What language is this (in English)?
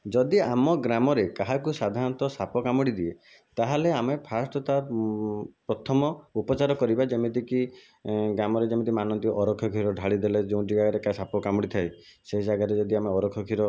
Odia